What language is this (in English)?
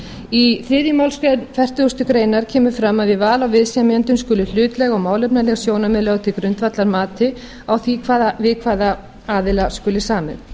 Icelandic